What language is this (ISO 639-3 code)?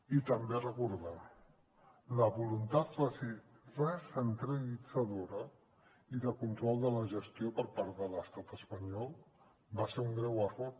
cat